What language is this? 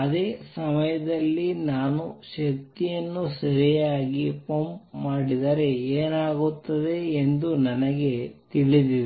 Kannada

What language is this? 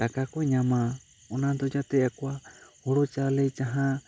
Santali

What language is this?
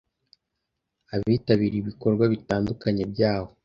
Kinyarwanda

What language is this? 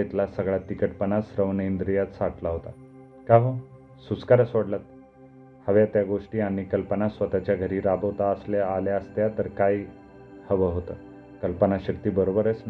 Marathi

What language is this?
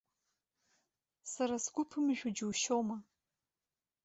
Abkhazian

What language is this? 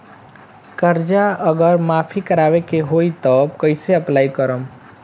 Bhojpuri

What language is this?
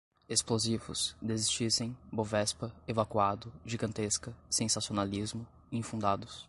Portuguese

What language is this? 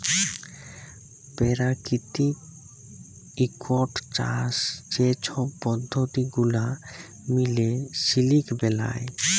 Bangla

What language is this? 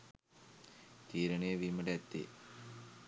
Sinhala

